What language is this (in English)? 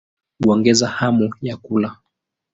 Swahili